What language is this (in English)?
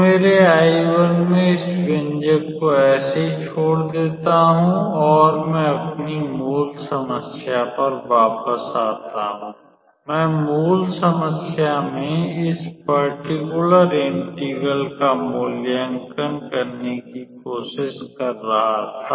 Hindi